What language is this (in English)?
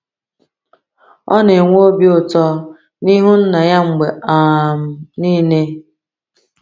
Igbo